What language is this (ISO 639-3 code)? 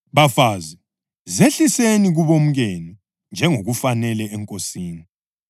nde